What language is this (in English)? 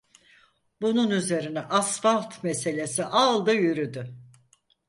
Turkish